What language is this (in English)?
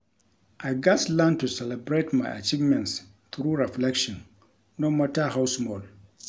Nigerian Pidgin